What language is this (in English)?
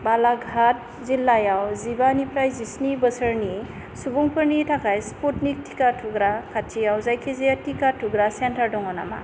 Bodo